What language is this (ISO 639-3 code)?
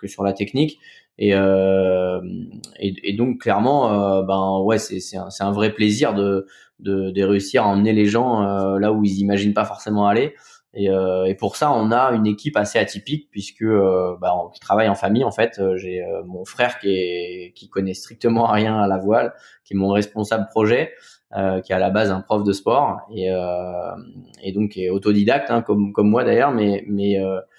fra